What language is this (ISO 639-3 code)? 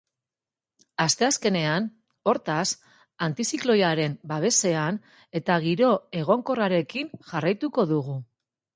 eus